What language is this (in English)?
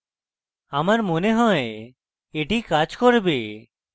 Bangla